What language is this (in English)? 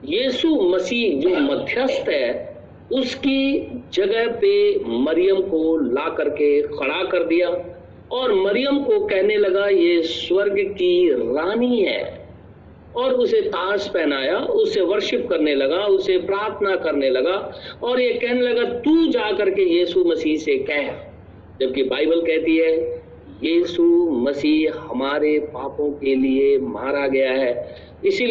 Hindi